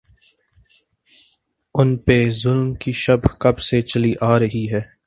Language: Urdu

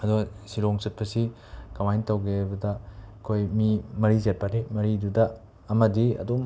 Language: Manipuri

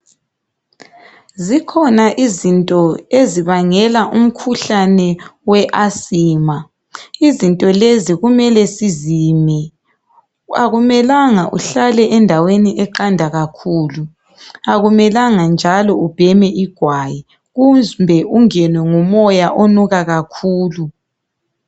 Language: North Ndebele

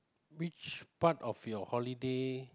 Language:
English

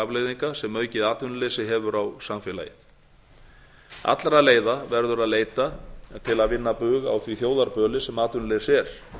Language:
Icelandic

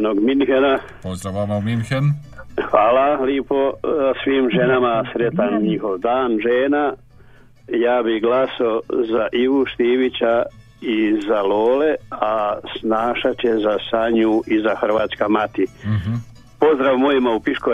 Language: Croatian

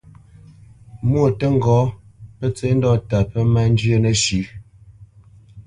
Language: Bamenyam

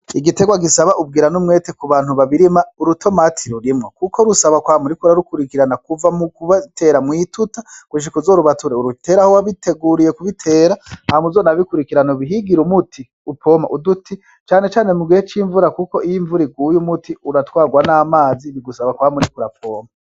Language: Rundi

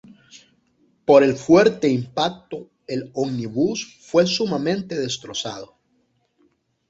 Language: Spanish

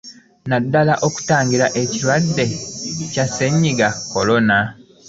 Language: Ganda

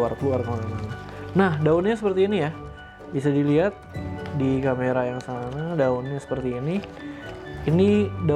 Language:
Indonesian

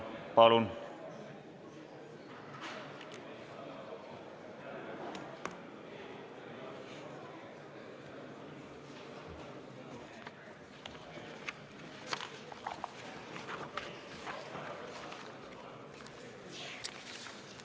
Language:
Estonian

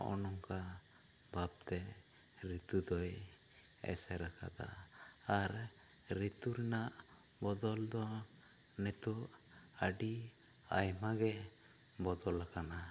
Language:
Santali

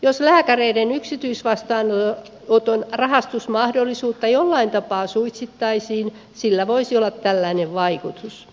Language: Finnish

